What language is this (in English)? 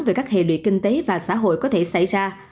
Vietnamese